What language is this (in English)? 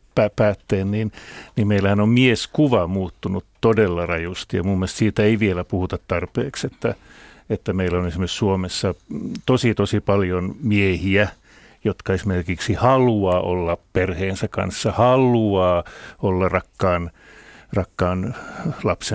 Finnish